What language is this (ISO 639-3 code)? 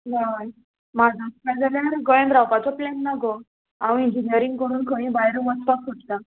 kok